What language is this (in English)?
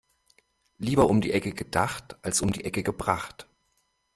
German